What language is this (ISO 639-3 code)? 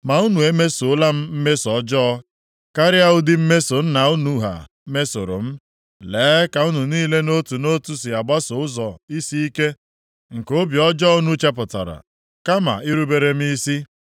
ibo